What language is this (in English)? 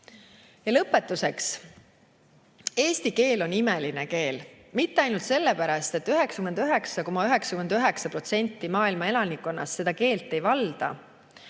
Estonian